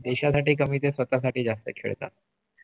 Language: Marathi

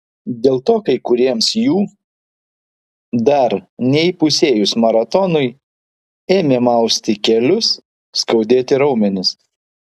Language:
Lithuanian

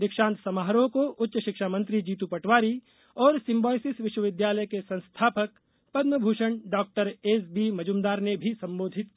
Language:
Hindi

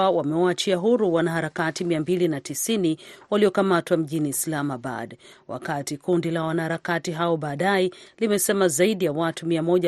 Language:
Swahili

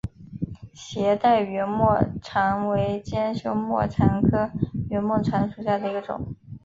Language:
Chinese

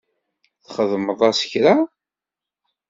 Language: Kabyle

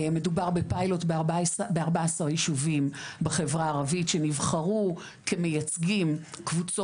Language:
Hebrew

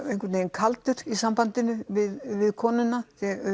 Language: Icelandic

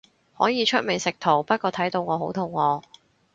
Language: Cantonese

